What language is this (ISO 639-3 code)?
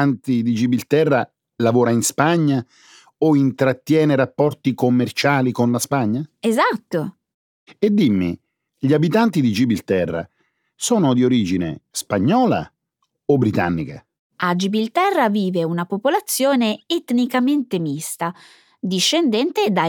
ita